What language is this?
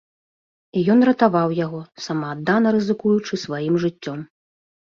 Belarusian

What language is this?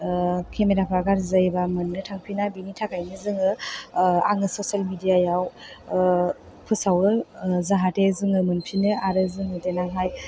Bodo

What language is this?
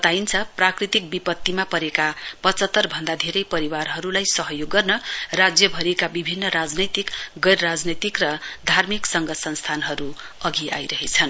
Nepali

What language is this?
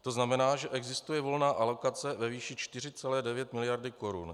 Czech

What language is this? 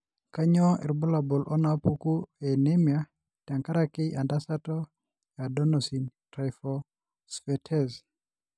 Masai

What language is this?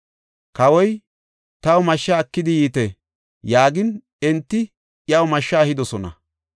Gofa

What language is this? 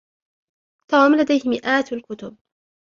Arabic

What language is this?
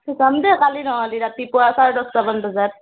Assamese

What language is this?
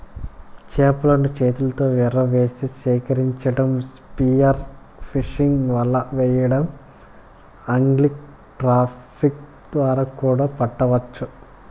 Telugu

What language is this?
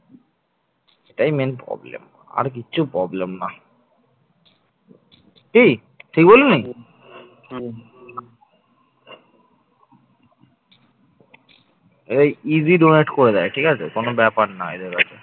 Bangla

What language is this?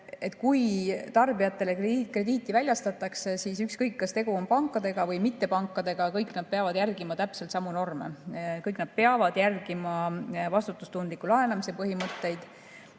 Estonian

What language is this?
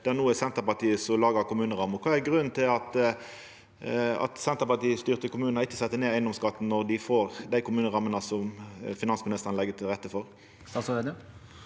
Norwegian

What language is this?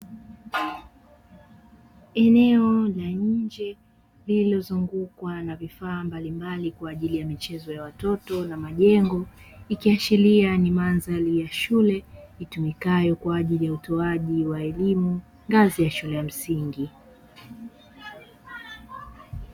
Swahili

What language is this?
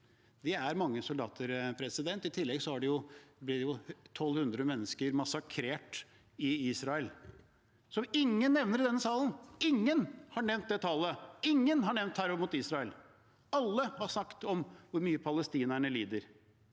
Norwegian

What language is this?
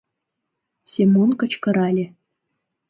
Mari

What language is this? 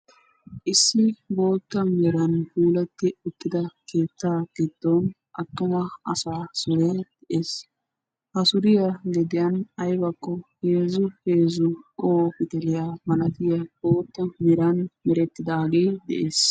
Wolaytta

